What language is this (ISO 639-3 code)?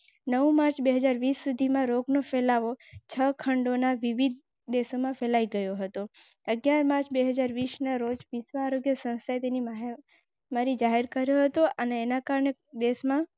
guj